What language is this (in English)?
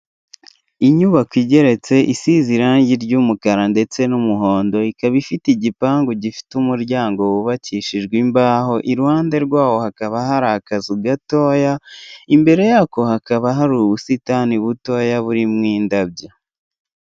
Kinyarwanda